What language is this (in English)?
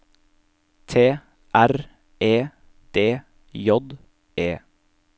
Norwegian